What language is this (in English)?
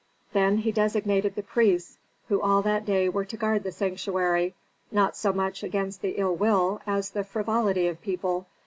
English